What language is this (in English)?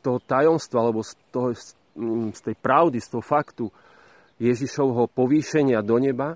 Slovak